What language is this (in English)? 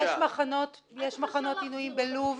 Hebrew